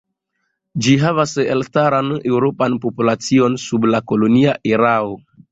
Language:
Esperanto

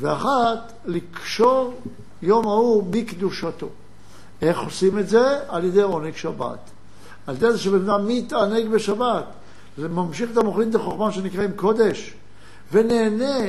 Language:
Hebrew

